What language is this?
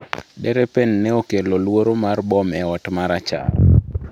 Luo (Kenya and Tanzania)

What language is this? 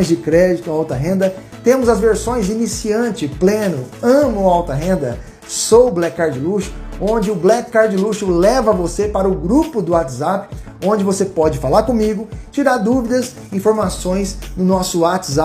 Portuguese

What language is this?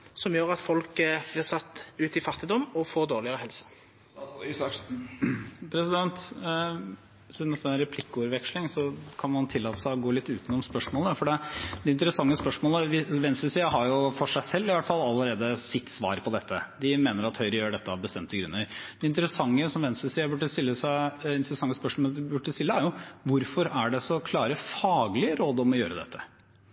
Norwegian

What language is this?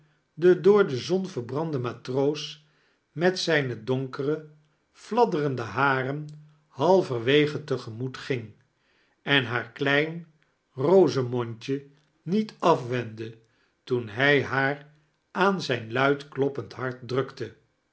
Dutch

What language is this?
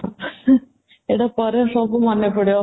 Odia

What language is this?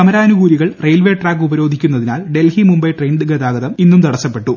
Malayalam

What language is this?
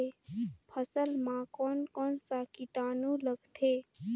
Chhattisgarhi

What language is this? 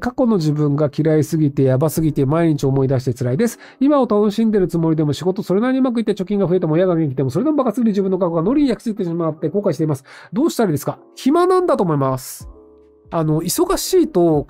Japanese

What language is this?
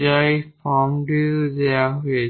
Bangla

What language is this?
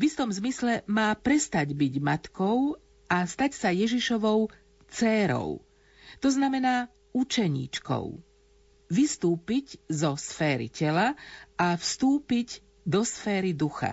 Slovak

